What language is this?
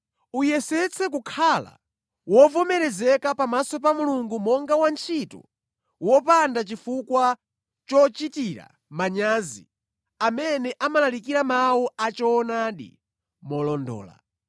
Nyanja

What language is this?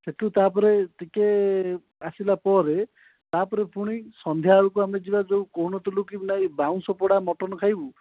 Odia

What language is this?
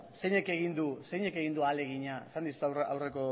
Basque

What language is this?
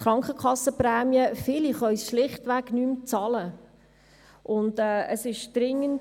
Swiss German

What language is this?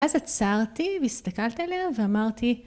Hebrew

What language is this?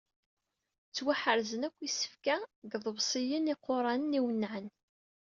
Kabyle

